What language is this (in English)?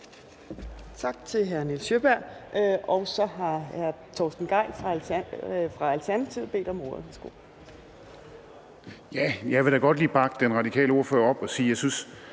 Danish